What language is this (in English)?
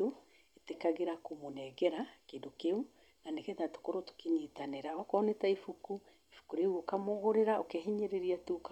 Kikuyu